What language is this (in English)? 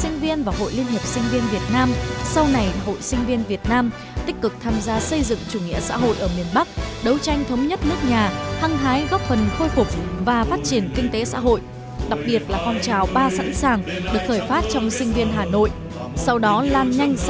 Vietnamese